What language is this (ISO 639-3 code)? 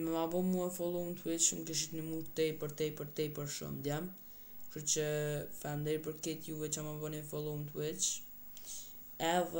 ron